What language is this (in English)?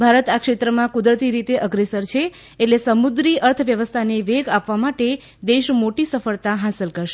Gujarati